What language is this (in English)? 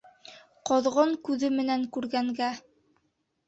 Bashkir